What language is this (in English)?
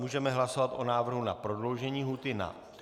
Czech